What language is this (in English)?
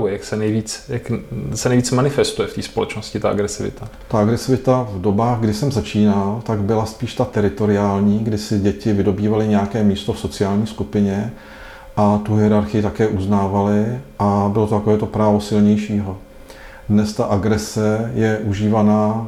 Czech